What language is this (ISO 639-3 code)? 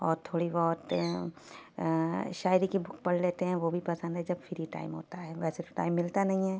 urd